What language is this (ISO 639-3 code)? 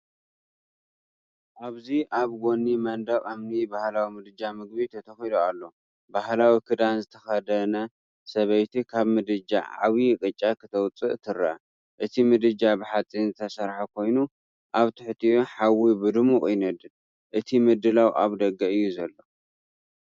tir